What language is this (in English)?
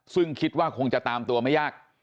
Thai